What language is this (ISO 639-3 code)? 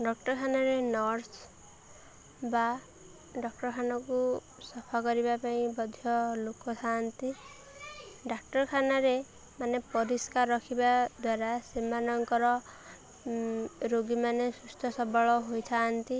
ori